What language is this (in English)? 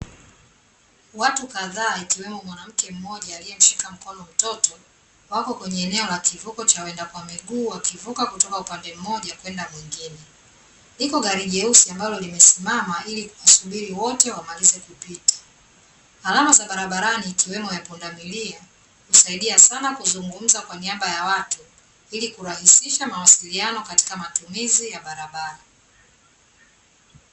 Swahili